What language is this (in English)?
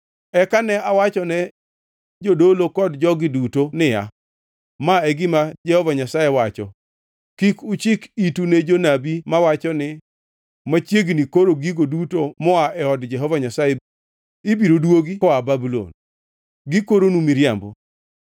Luo (Kenya and Tanzania)